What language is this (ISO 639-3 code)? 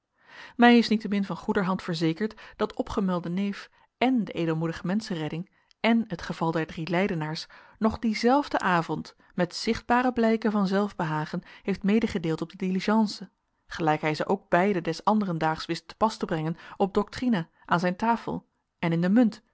nld